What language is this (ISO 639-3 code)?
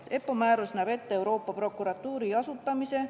est